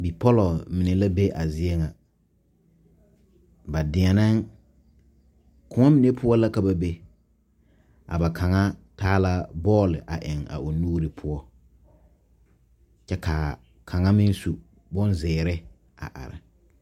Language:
Southern Dagaare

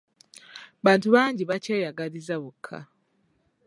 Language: Ganda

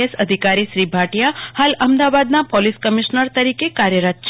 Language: Gujarati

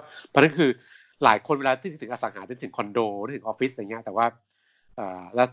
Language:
Thai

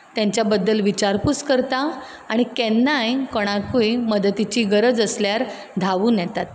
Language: Konkani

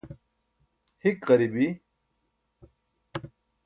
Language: Burushaski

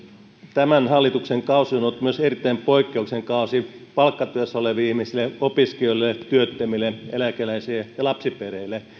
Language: Finnish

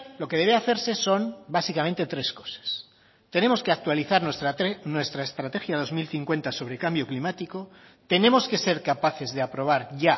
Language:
Spanish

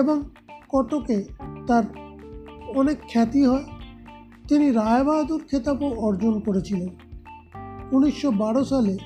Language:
Bangla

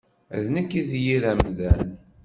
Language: Kabyle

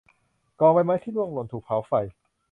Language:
Thai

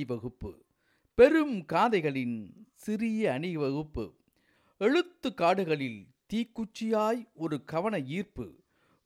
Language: Tamil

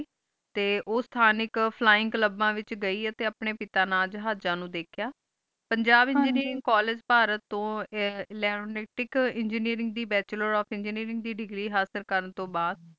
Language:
Punjabi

